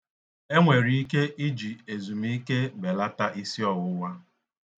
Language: Igbo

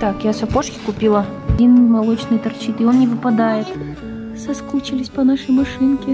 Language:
Russian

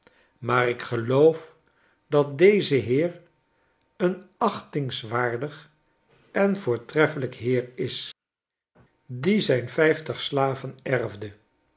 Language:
Dutch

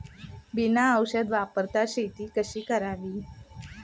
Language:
Marathi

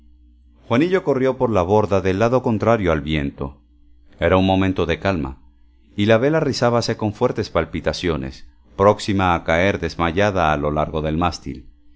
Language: Spanish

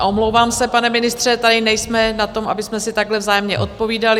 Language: Czech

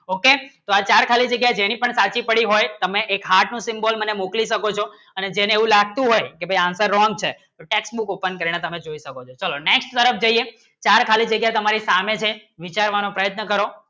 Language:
Gujarati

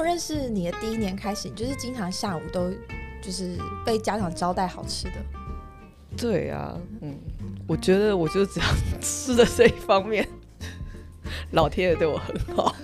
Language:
Chinese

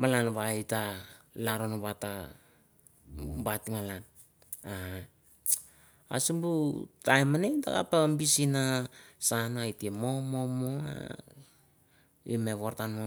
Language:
Mandara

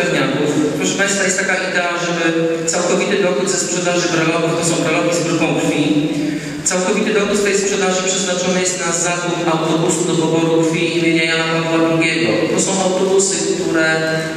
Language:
Polish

